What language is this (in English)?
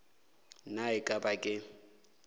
Northern Sotho